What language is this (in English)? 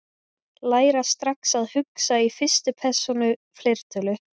Icelandic